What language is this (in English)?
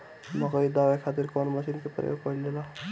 Bhojpuri